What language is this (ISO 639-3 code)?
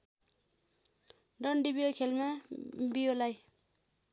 nep